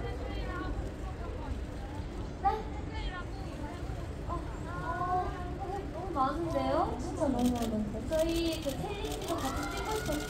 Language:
Korean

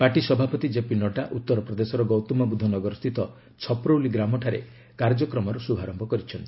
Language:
Odia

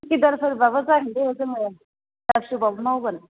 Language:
Bodo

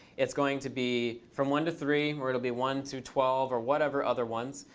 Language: English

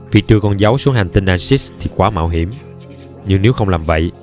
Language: Vietnamese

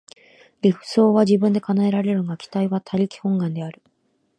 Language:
Japanese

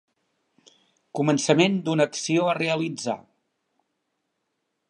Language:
Catalan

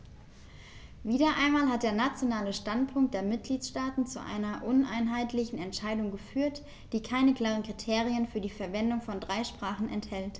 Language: German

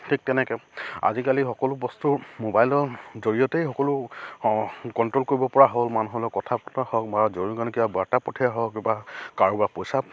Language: Assamese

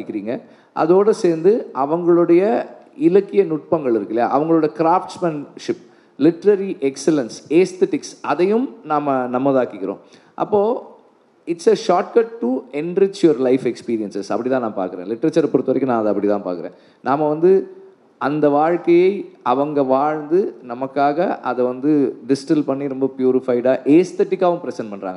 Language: Tamil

